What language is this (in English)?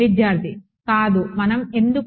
Telugu